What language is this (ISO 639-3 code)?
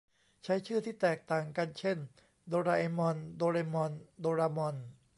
tha